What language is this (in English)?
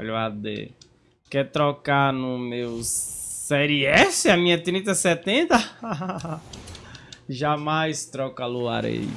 Portuguese